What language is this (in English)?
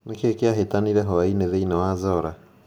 Kikuyu